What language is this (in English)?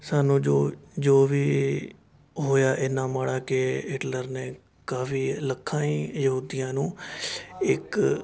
Punjabi